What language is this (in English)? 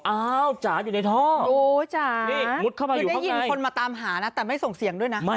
Thai